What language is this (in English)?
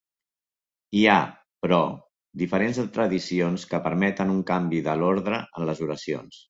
Catalan